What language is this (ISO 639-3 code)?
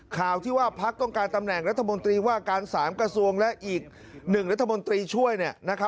tha